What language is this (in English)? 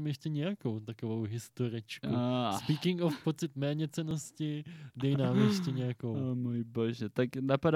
Czech